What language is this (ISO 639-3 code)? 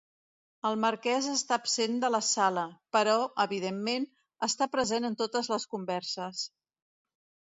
cat